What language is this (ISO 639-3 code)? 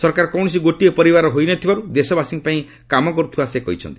ori